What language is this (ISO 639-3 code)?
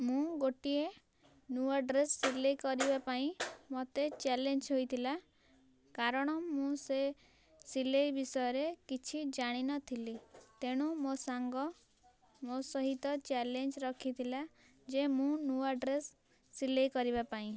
ori